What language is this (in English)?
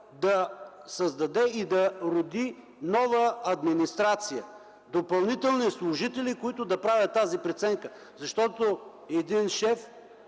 Bulgarian